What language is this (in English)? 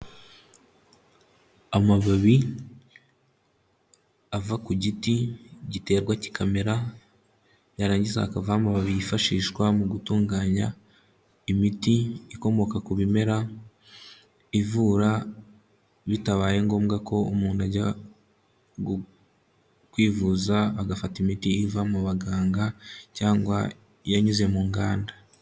Kinyarwanda